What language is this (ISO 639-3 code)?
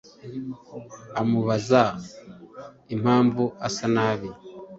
kin